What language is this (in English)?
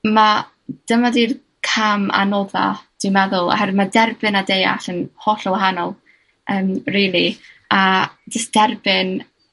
Welsh